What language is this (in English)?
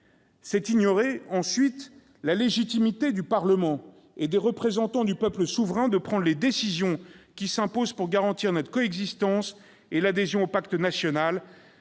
French